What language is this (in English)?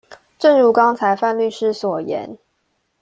Chinese